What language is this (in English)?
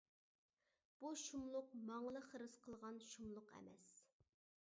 Uyghur